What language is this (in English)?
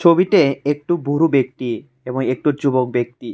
Bangla